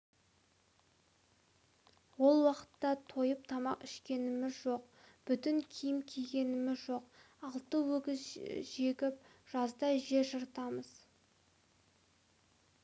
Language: Kazakh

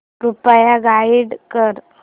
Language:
Marathi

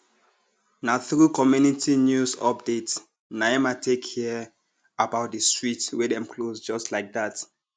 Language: Nigerian Pidgin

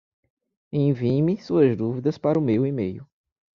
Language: Portuguese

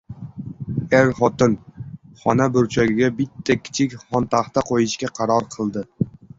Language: Uzbek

